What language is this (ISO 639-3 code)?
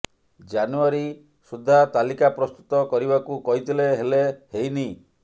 ori